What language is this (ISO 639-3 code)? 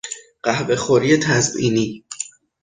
fas